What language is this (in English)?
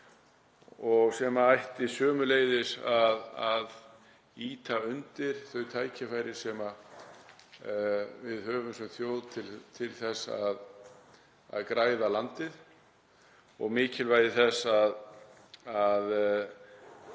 Icelandic